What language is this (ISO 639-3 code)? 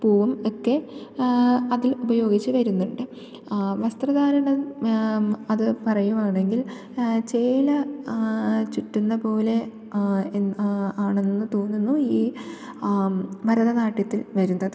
mal